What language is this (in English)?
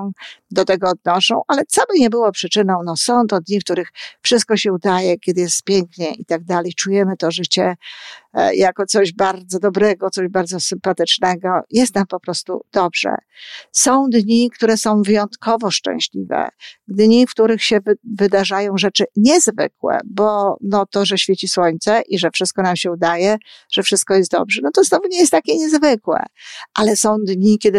Polish